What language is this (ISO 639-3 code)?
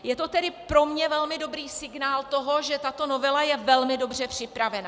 ces